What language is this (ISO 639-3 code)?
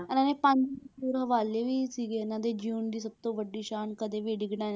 pan